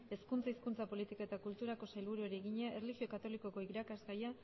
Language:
Basque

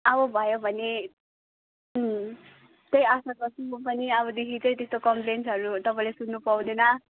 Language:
Nepali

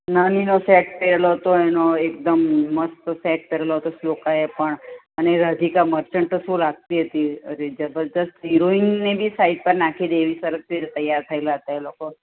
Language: Gujarati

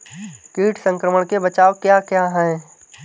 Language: Hindi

